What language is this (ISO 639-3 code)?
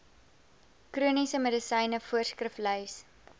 afr